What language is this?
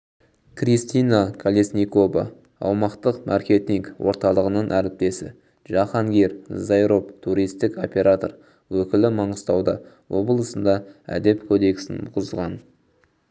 Kazakh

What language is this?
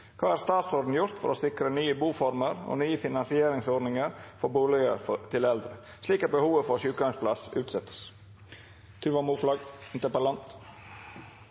Norwegian Bokmål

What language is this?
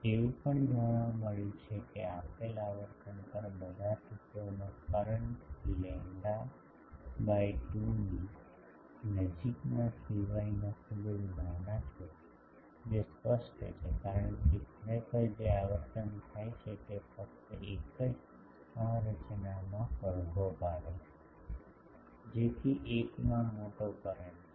Gujarati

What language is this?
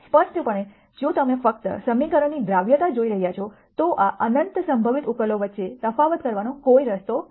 Gujarati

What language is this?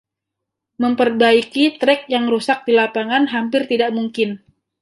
Indonesian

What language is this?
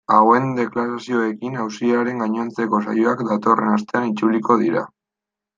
Basque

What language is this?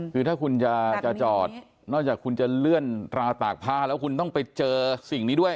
Thai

